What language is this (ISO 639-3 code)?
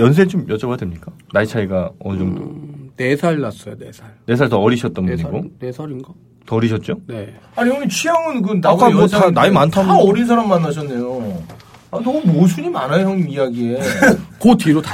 kor